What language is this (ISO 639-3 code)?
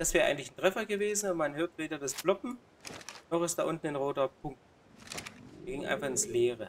deu